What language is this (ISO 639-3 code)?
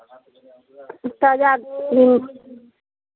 mai